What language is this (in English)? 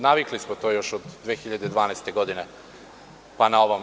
Serbian